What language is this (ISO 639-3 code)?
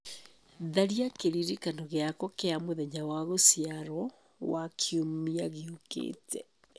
kik